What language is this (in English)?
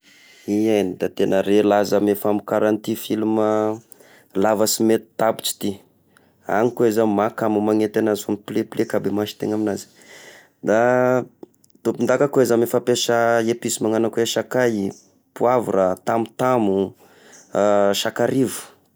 Tesaka Malagasy